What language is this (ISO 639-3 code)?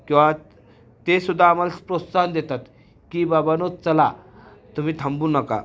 mar